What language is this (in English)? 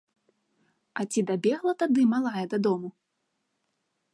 Belarusian